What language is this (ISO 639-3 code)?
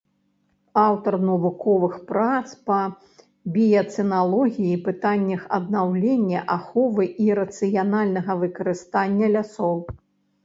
bel